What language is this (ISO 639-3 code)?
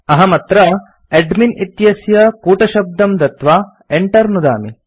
san